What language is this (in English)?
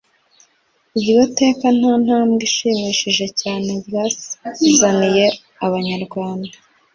Kinyarwanda